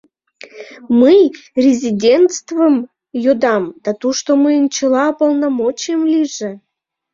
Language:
Mari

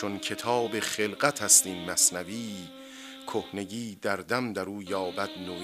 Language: Persian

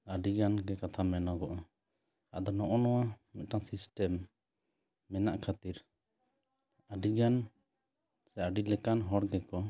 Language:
Santali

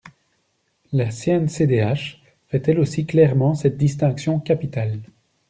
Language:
French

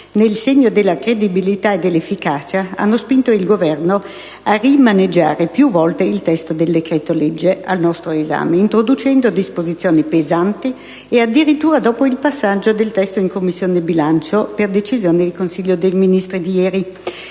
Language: Italian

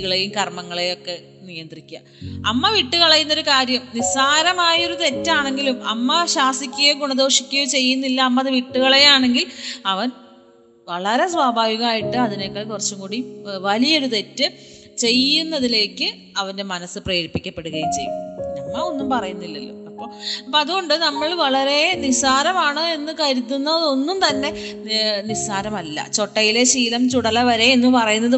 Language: Malayalam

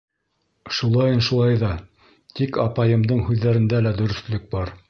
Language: Bashkir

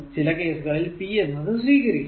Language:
Malayalam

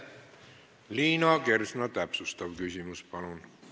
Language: Estonian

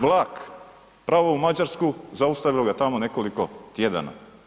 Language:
Croatian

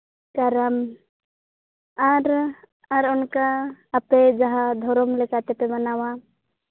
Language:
Santali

